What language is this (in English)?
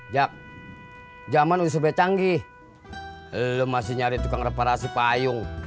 Indonesian